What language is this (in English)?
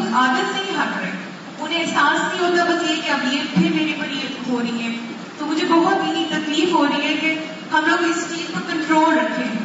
Urdu